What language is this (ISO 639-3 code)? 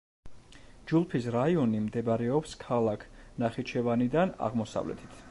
kat